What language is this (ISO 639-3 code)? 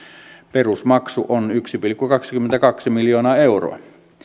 fin